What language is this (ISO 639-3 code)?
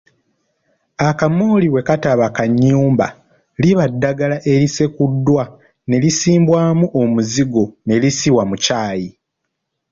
lug